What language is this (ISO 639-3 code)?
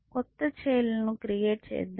tel